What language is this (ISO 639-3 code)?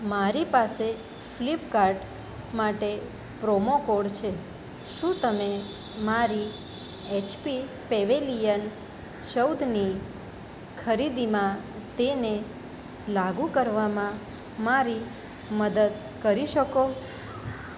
guj